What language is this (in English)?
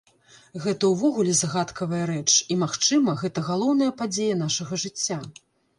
Belarusian